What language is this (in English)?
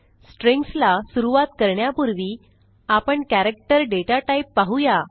Marathi